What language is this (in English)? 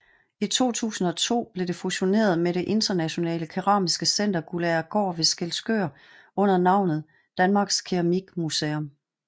Danish